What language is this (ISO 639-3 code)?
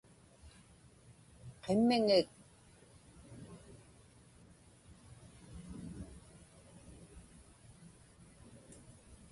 ipk